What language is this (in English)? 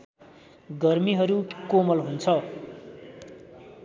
Nepali